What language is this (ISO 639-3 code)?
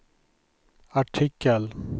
swe